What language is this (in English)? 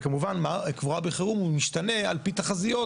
Hebrew